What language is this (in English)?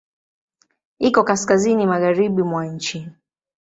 Swahili